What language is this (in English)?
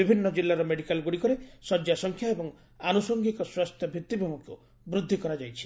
Odia